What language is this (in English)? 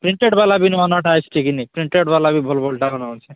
Odia